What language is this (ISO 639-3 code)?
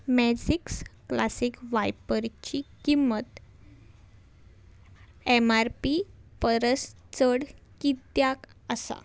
kok